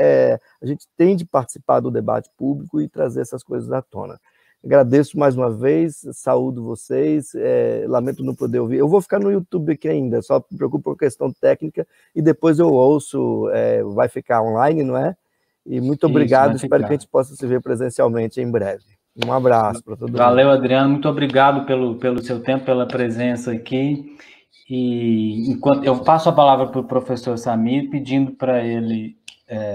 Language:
Portuguese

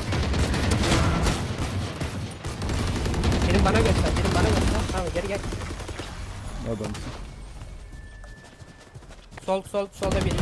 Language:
Turkish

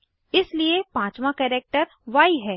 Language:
Hindi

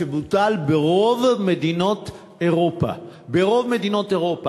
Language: Hebrew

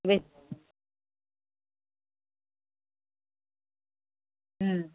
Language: Odia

